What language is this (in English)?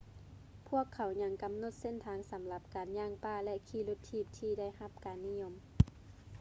Lao